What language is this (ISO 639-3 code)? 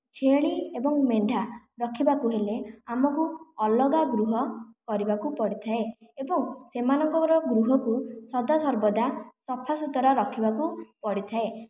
ori